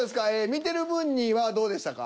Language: Japanese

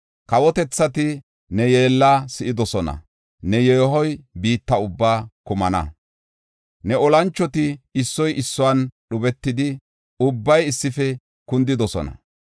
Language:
Gofa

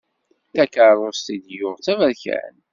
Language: Kabyle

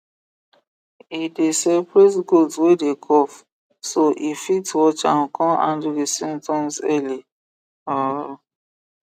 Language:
Nigerian Pidgin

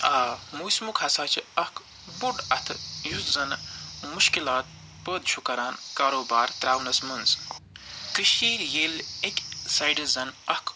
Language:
Kashmiri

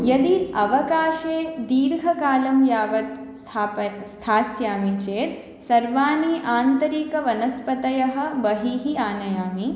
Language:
Sanskrit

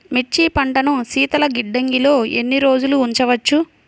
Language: Telugu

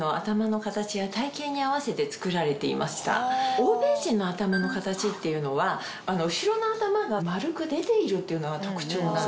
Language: Japanese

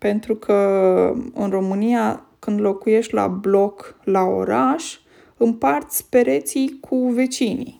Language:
Romanian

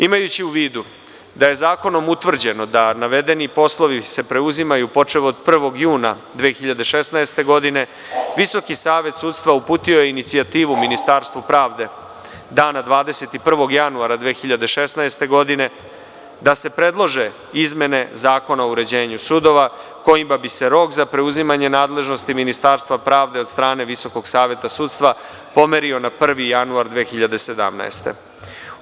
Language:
Serbian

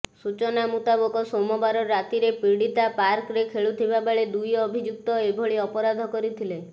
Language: Odia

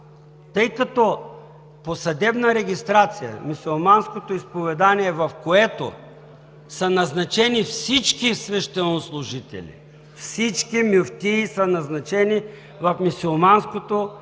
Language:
Bulgarian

